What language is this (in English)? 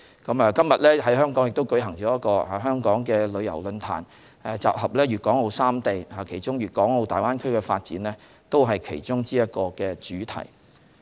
Cantonese